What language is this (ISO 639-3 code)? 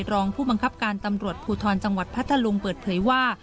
tha